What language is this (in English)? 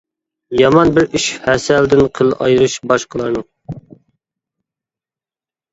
Uyghur